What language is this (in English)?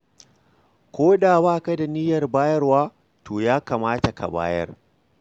Hausa